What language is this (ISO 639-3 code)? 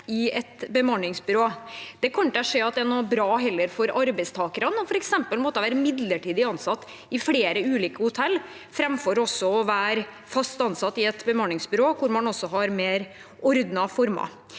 nor